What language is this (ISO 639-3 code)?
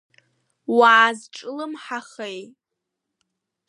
abk